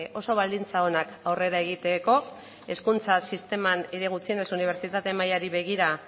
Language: Basque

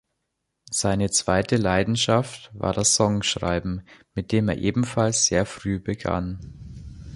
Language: German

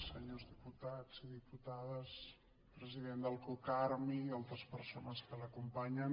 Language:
Catalan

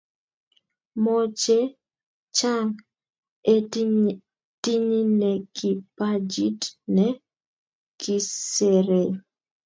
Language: Kalenjin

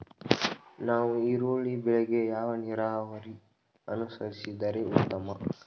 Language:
Kannada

